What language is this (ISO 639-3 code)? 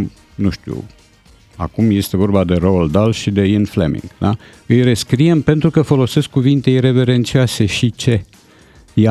ron